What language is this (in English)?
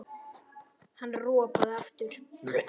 Icelandic